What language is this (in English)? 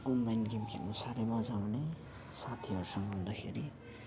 Nepali